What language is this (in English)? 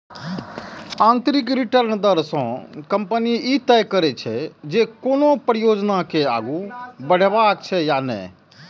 Maithili